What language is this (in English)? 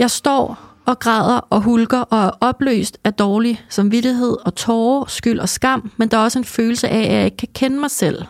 Danish